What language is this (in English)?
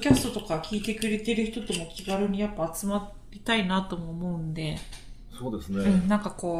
Japanese